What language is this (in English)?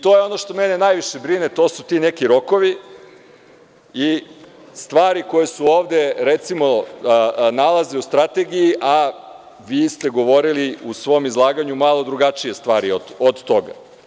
Serbian